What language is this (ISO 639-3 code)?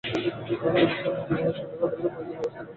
ben